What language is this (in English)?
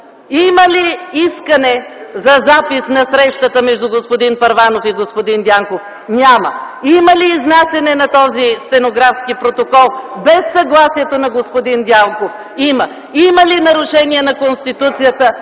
Bulgarian